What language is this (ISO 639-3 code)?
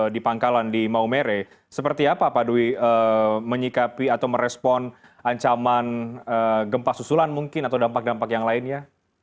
ind